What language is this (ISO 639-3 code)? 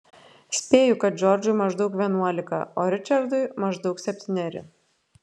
lit